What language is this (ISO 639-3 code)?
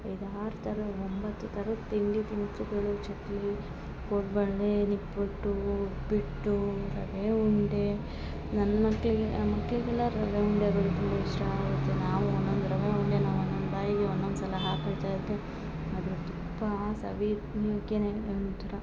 kan